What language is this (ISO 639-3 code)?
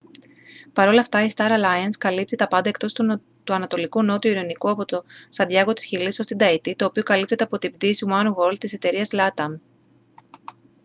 ell